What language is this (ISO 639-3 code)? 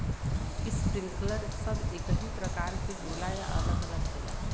bho